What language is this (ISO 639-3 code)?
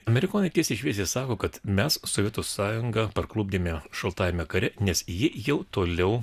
lit